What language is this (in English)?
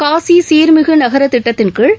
Tamil